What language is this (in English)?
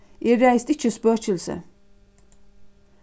Faroese